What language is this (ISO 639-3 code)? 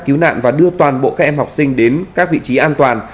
vie